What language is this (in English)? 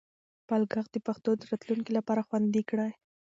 Pashto